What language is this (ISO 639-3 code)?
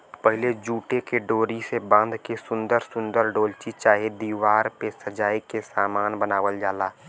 bho